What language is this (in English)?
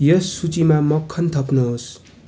Nepali